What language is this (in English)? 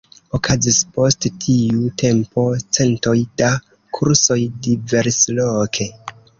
Esperanto